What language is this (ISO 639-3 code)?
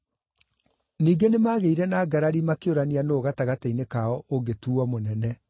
kik